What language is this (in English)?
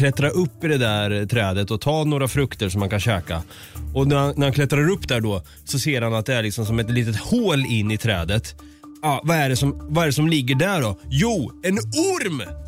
Swedish